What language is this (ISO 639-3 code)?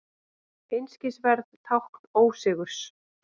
isl